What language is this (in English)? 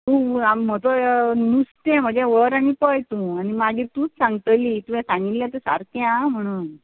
Konkani